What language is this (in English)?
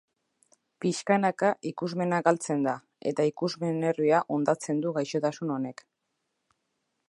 Basque